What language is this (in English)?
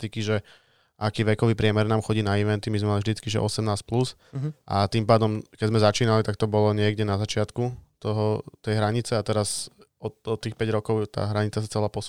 Slovak